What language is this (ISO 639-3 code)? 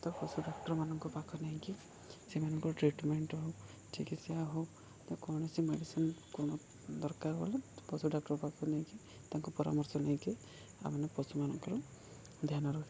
ori